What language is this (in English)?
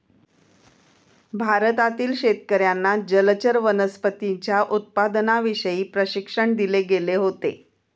Marathi